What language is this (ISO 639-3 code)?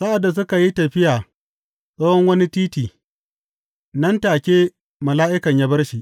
hau